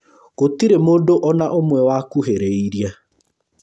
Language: Kikuyu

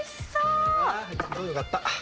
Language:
Japanese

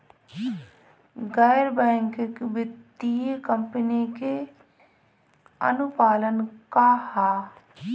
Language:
Bhojpuri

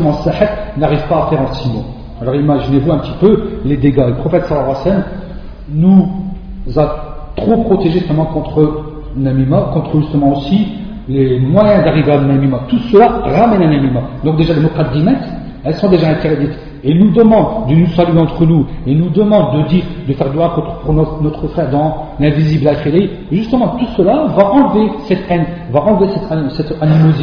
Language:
French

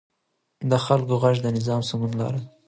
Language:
Pashto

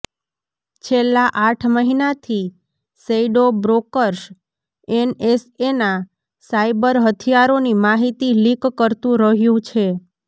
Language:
Gujarati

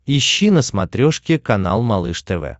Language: Russian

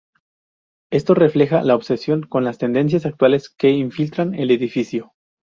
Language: Spanish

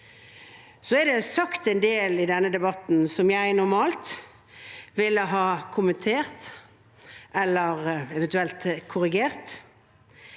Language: Norwegian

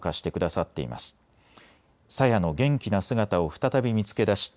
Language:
Japanese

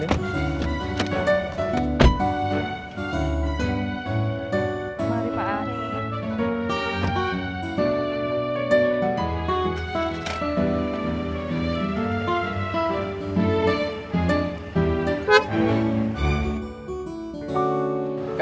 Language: Indonesian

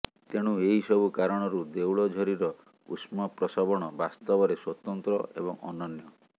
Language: Odia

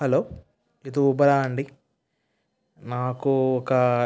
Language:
Telugu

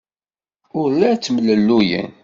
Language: Kabyle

